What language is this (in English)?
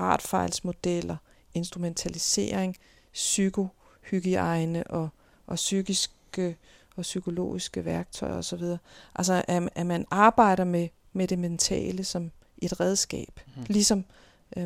Danish